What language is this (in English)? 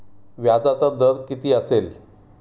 Marathi